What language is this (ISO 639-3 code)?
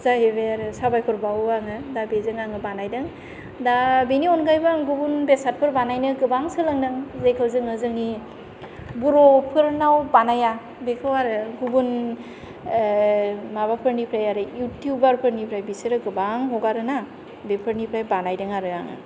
brx